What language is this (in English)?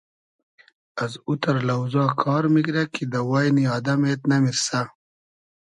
Hazaragi